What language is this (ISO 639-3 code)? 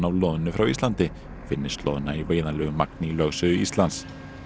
isl